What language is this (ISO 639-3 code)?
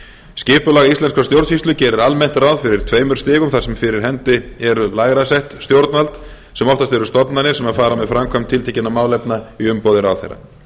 isl